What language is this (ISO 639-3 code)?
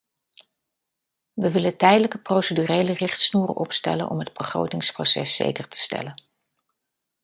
nld